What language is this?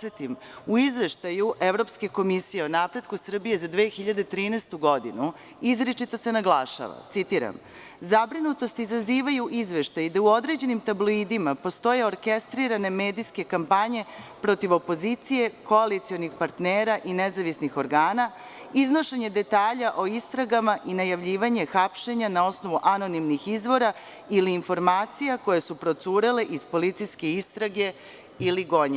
Serbian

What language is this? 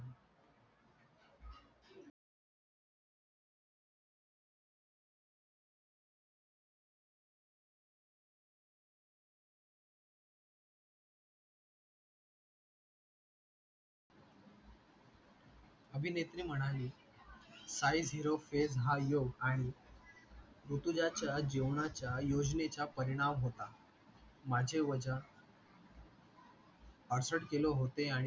Marathi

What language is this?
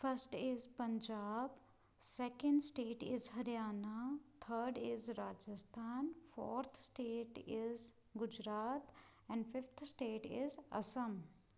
Punjabi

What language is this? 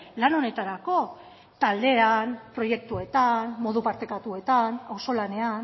Basque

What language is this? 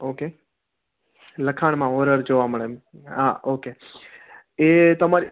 Gujarati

